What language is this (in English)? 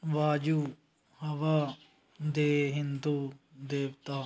Punjabi